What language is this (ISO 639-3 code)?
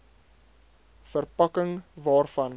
afr